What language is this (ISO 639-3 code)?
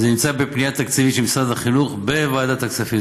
heb